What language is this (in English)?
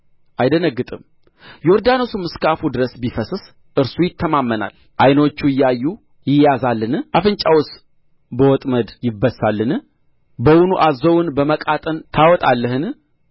Amharic